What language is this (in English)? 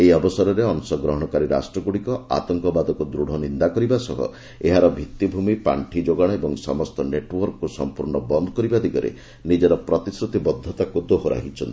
Odia